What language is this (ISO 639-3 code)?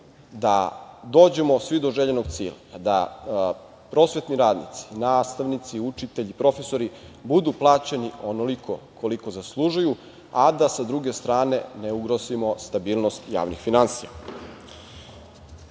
srp